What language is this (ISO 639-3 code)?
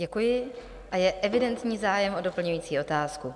ces